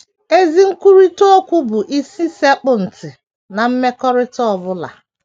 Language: Igbo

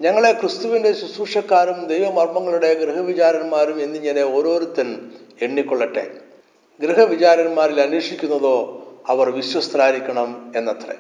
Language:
Malayalam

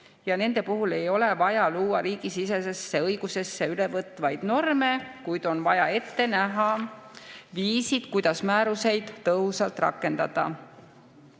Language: Estonian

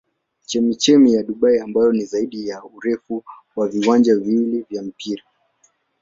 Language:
Swahili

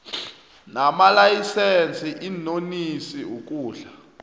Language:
South Ndebele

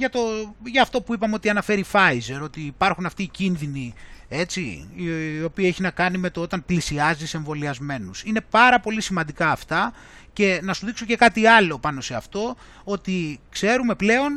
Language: Greek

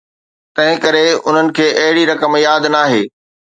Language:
Sindhi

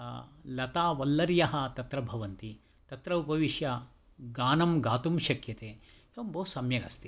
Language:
Sanskrit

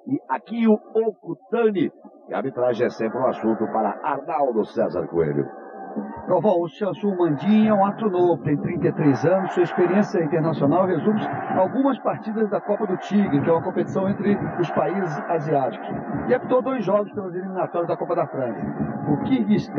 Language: Portuguese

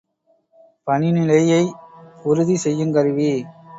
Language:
Tamil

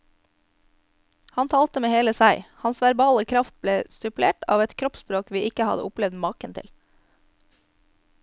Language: Norwegian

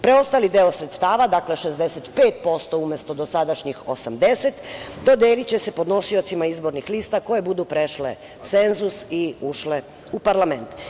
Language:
Serbian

